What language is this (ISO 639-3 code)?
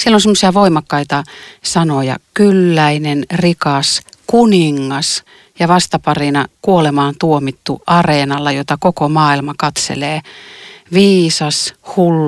fin